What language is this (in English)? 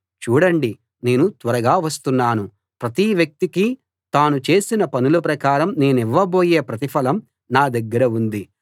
Telugu